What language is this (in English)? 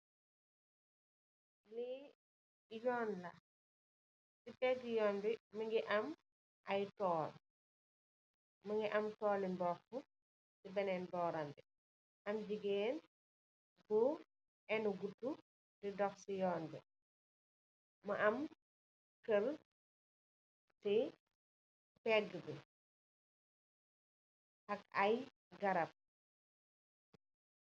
Wolof